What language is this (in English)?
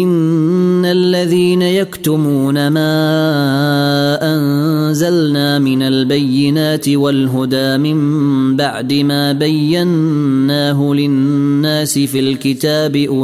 Arabic